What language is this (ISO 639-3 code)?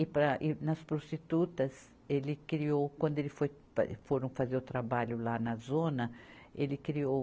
por